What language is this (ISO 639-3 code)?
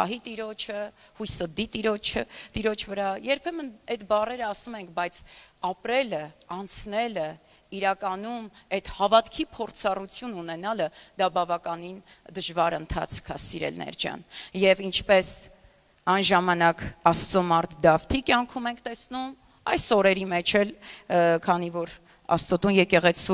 ron